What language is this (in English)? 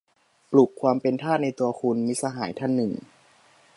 Thai